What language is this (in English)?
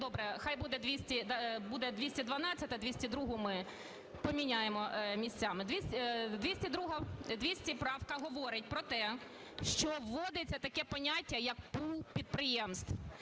Ukrainian